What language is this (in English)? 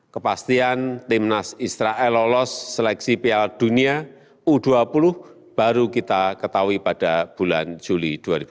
Indonesian